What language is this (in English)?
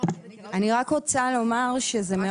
Hebrew